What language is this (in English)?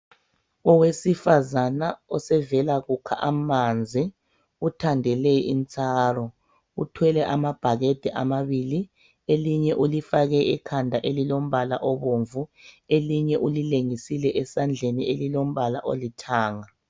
North Ndebele